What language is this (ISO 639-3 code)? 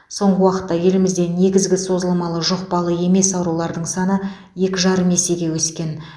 kaz